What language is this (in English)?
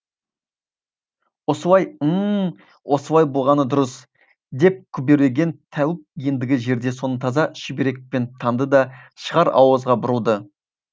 Kazakh